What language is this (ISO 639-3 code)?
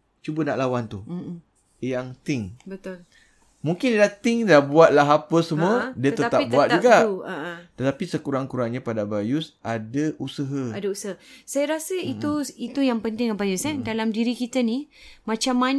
msa